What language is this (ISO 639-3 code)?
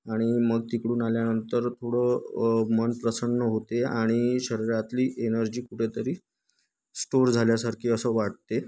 mar